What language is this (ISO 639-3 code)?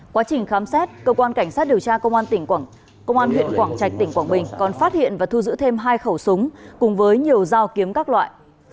vie